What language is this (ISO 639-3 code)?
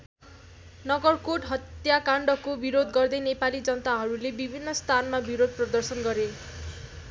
nep